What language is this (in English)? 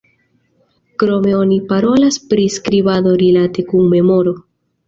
Esperanto